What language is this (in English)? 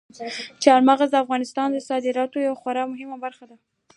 Pashto